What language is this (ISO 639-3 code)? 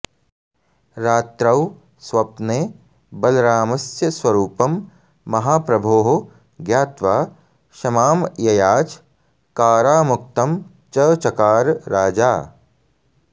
san